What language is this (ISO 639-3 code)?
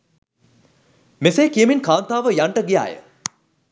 sin